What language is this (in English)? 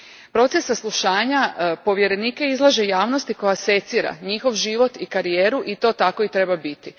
Croatian